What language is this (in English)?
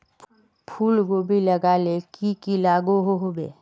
Magahi